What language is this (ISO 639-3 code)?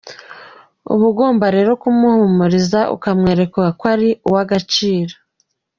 kin